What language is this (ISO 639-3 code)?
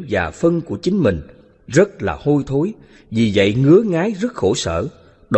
vie